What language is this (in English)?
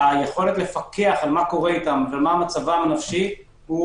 Hebrew